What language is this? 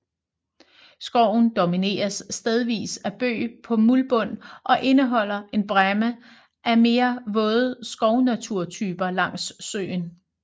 Danish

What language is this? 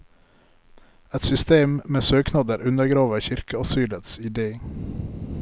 Norwegian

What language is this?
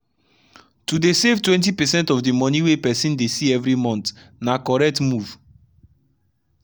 Nigerian Pidgin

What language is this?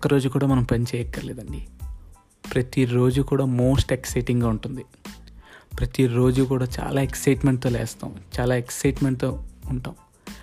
Telugu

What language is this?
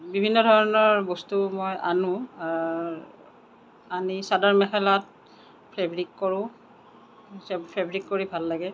Assamese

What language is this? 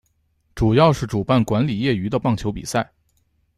Chinese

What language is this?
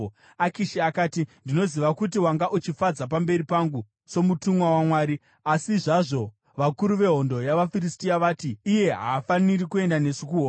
Shona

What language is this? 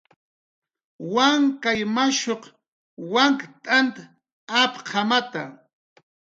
Jaqaru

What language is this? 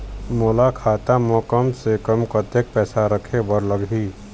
Chhattisgarhi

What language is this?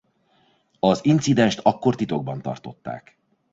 Hungarian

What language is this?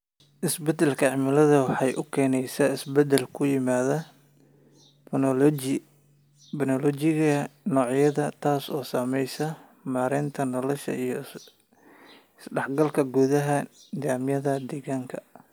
Somali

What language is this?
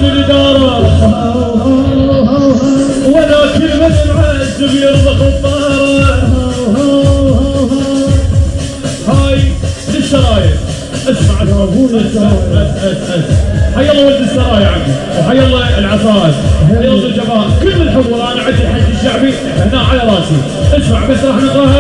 Arabic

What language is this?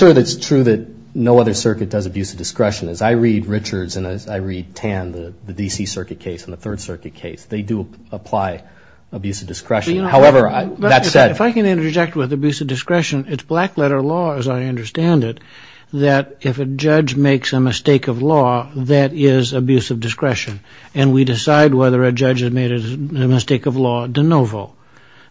English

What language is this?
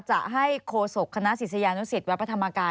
Thai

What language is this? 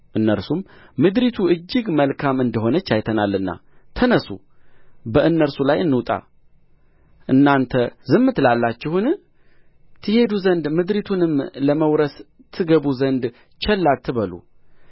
Amharic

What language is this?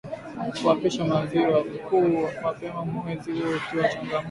Swahili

